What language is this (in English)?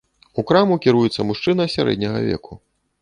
Belarusian